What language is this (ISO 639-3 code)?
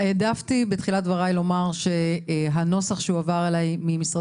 heb